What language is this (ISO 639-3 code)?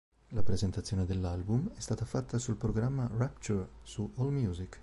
ita